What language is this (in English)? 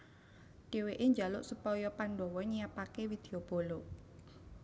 Javanese